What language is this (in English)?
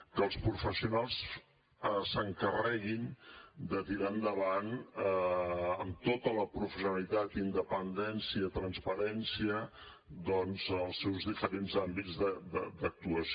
Catalan